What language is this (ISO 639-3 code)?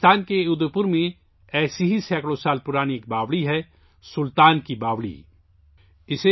urd